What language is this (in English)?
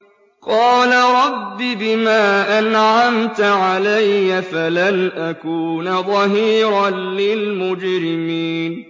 Arabic